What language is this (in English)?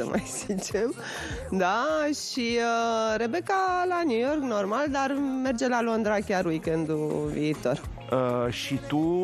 Romanian